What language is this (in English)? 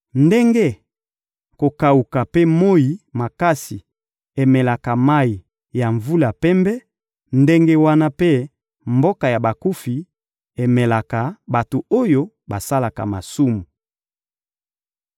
Lingala